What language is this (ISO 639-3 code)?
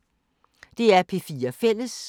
dan